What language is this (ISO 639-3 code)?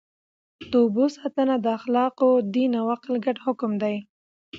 pus